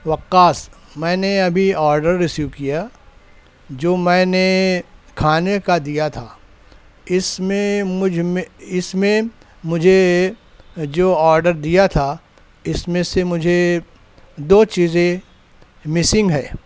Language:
Urdu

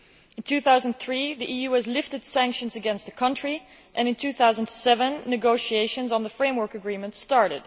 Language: English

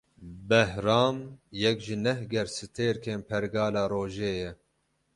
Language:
Kurdish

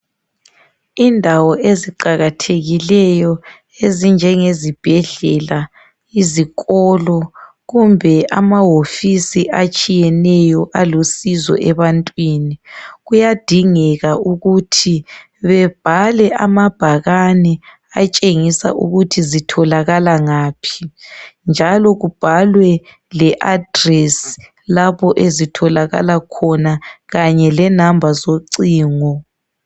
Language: North Ndebele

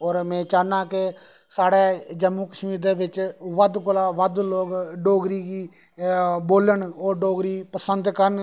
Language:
Dogri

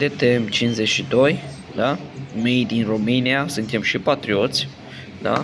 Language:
Romanian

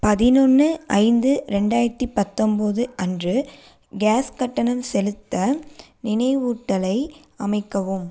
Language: Tamil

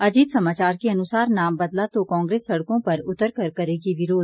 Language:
Hindi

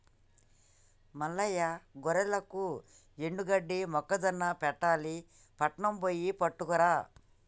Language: Telugu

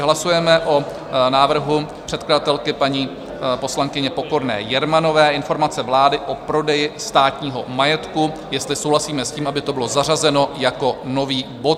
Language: Czech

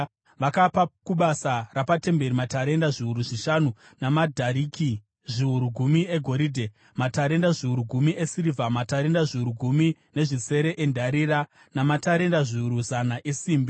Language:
Shona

